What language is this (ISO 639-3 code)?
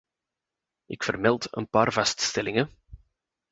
nld